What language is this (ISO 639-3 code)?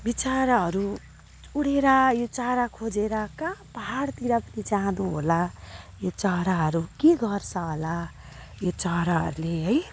nep